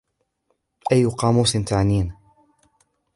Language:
Arabic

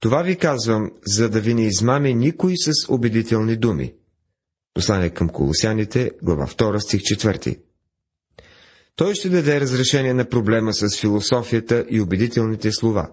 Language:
Bulgarian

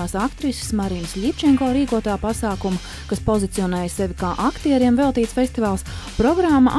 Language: Latvian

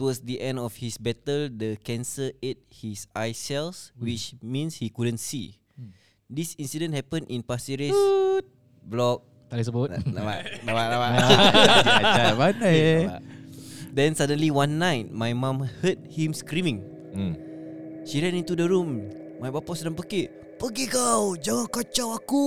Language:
Malay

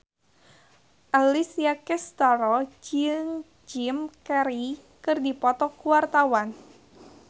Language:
Sundanese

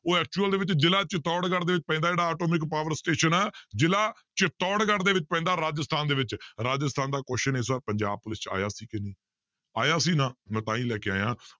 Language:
Punjabi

